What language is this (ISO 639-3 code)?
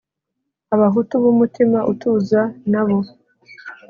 kin